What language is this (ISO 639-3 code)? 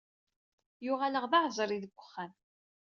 kab